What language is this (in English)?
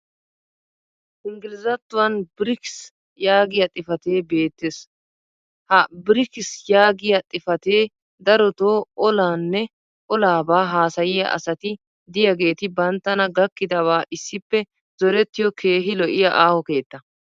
Wolaytta